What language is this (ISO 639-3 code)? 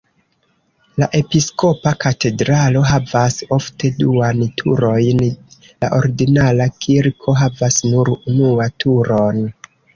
epo